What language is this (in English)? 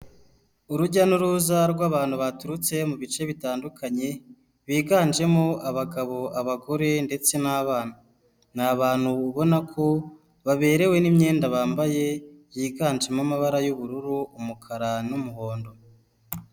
Kinyarwanda